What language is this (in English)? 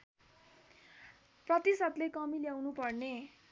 Nepali